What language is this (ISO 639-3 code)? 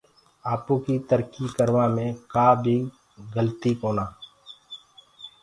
ggg